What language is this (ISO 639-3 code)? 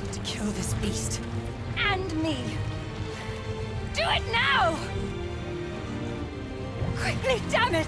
ita